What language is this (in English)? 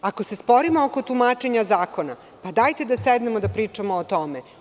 Serbian